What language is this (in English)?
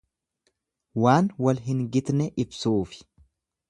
Oromo